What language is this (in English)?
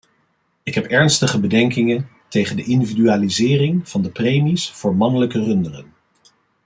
Dutch